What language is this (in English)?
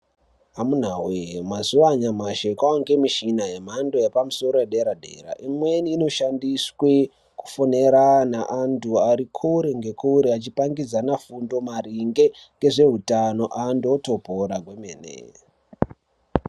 Ndau